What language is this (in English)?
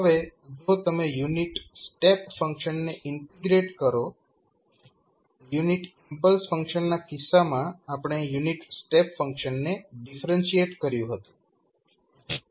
Gujarati